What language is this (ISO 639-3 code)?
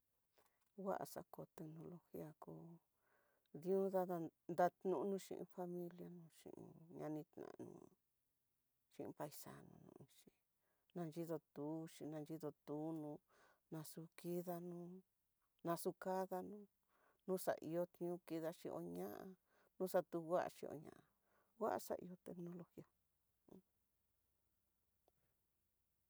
mtx